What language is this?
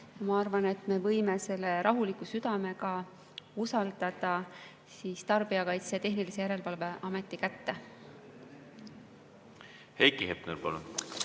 Estonian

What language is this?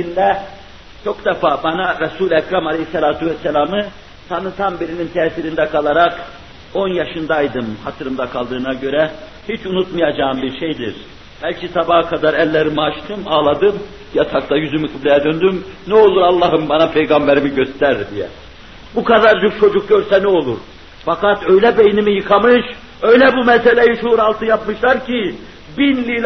Turkish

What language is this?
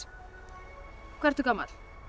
Icelandic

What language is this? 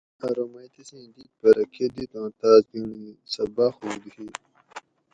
Gawri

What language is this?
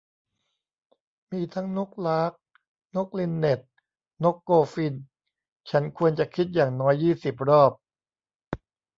Thai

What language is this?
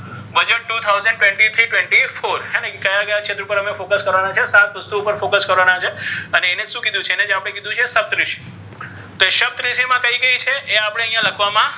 Gujarati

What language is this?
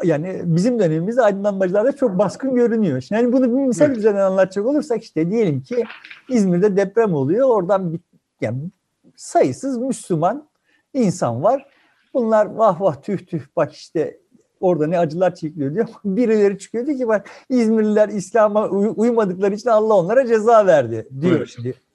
Turkish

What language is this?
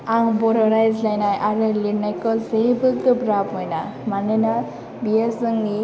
Bodo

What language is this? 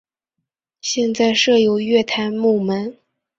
Chinese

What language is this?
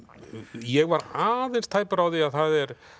Icelandic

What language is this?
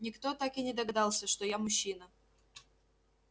Russian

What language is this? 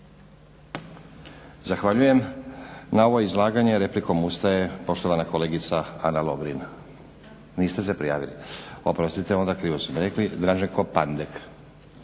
Croatian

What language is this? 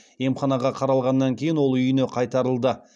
Kazakh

